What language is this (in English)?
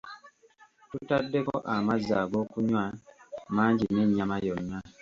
Ganda